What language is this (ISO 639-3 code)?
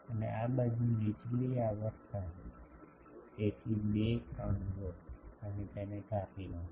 guj